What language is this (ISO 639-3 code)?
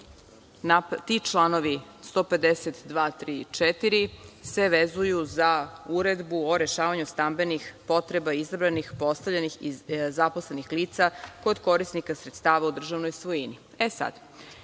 srp